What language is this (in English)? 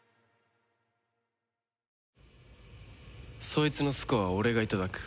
Japanese